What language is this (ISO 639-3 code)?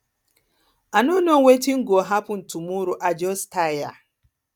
pcm